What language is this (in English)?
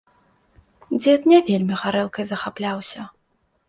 Belarusian